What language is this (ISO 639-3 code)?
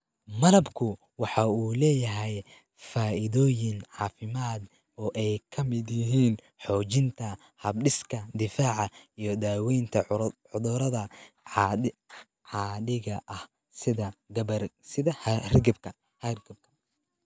som